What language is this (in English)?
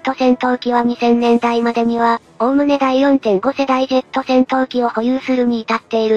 Japanese